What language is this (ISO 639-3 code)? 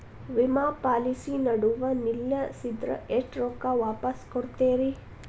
kan